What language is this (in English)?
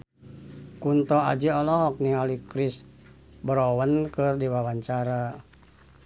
Sundanese